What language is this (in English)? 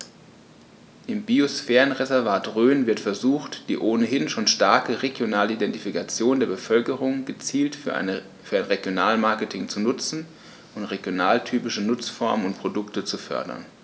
German